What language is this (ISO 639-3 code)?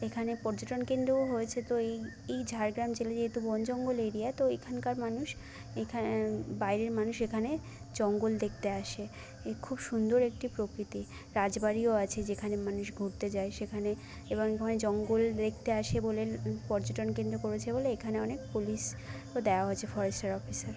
ben